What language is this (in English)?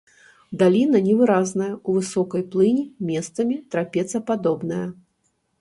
Belarusian